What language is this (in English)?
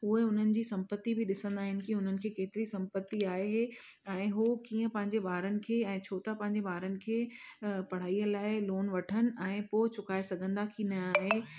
Sindhi